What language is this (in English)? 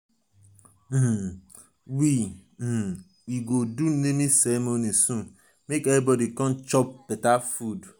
Nigerian Pidgin